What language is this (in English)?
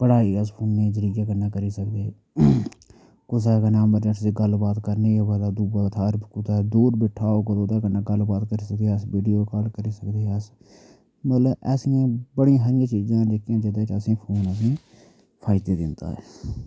Dogri